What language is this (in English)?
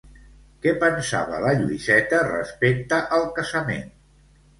Catalan